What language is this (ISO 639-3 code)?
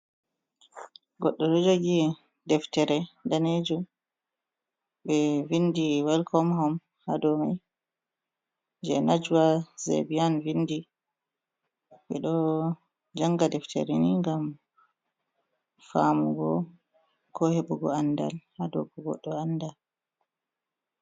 ful